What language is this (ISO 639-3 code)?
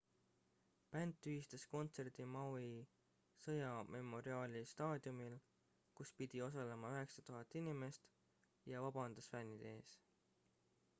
est